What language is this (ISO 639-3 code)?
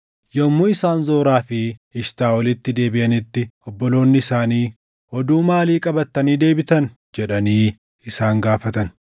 orm